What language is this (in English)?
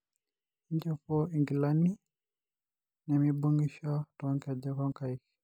Masai